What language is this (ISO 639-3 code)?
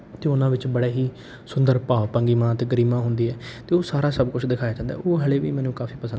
pan